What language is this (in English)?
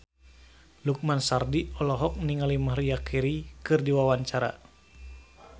Sundanese